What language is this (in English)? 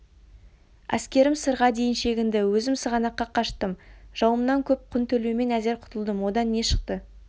Kazakh